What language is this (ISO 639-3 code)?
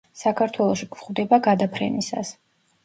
kat